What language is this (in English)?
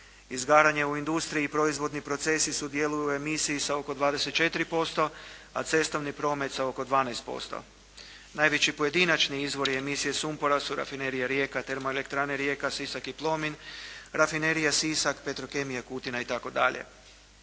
Croatian